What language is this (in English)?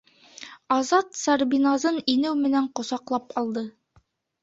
Bashkir